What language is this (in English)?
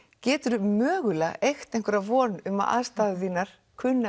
Icelandic